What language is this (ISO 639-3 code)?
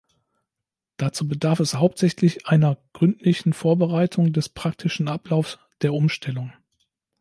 deu